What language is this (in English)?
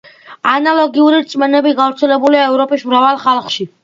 Georgian